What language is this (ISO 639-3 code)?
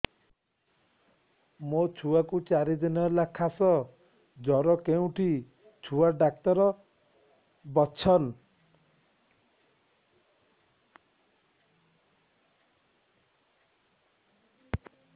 ori